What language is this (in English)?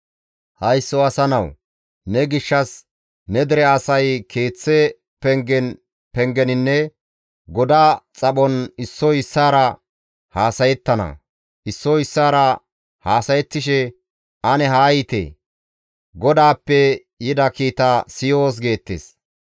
Gamo